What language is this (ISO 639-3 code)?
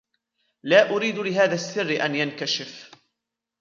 ara